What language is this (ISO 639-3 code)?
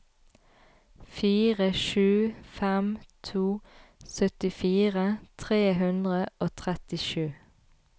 nor